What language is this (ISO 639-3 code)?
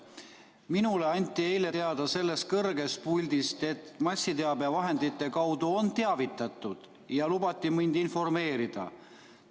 est